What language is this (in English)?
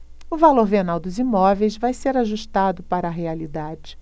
Portuguese